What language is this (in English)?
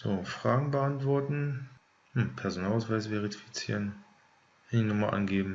German